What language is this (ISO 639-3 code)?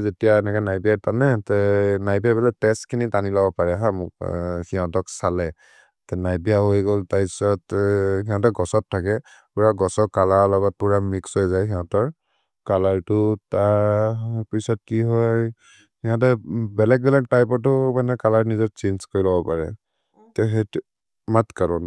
mrr